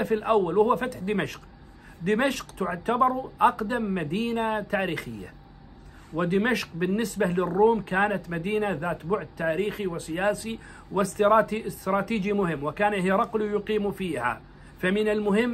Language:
Arabic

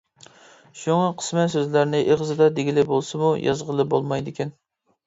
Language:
Uyghur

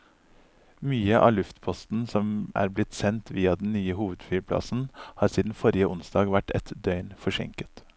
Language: Norwegian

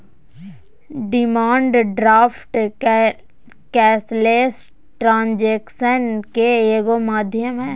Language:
Magahi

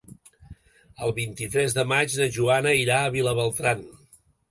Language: Catalan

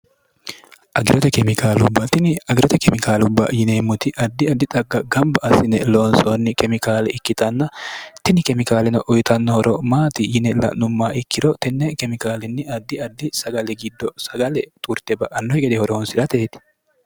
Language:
Sidamo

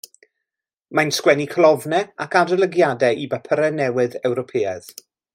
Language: Welsh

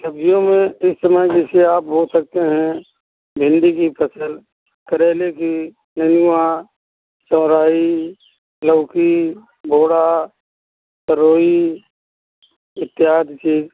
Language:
Hindi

